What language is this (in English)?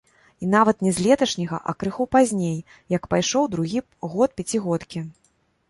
Belarusian